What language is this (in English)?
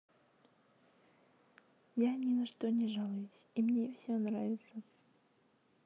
Russian